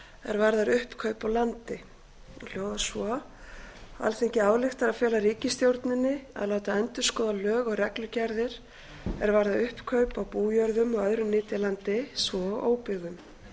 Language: Icelandic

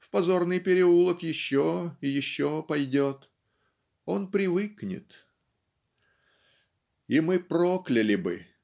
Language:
Russian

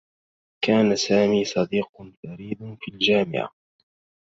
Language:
Arabic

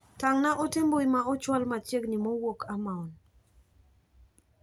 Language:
Luo (Kenya and Tanzania)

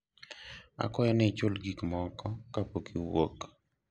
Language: Luo (Kenya and Tanzania)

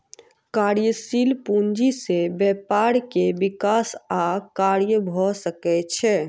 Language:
Maithili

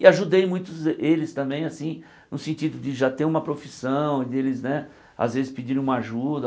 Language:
Portuguese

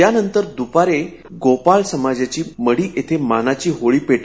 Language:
Marathi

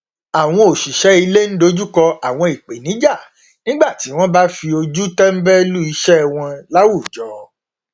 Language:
Yoruba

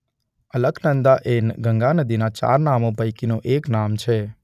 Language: Gujarati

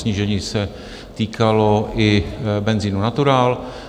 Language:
Czech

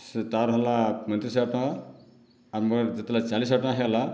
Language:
Odia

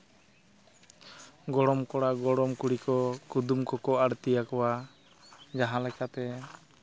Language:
Santali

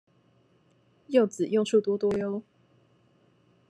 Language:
Chinese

